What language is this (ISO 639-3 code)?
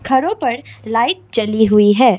hin